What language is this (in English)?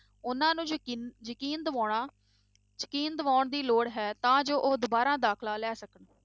Punjabi